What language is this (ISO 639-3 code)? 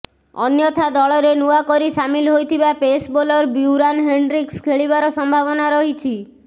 ori